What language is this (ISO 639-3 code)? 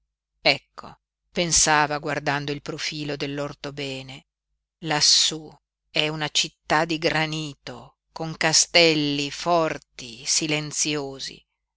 ita